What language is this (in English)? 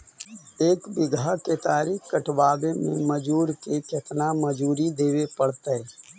Magahi